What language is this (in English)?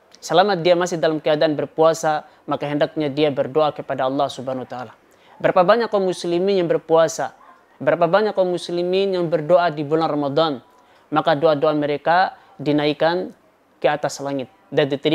Indonesian